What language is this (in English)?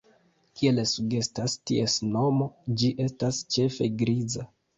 Esperanto